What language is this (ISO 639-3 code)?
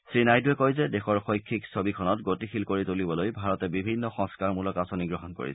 asm